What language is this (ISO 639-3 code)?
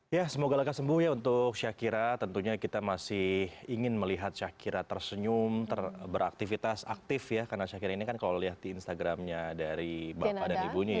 ind